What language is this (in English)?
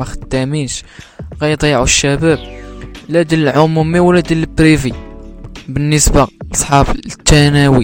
Arabic